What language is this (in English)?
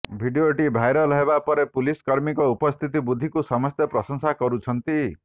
Odia